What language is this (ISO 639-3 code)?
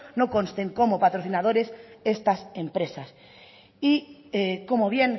spa